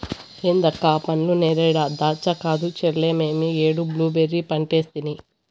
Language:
Telugu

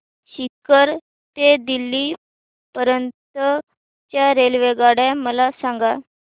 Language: Marathi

